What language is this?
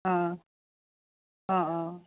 Assamese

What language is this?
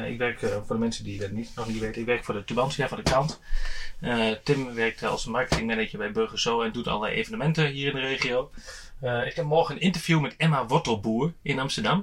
Dutch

